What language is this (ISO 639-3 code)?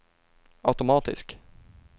swe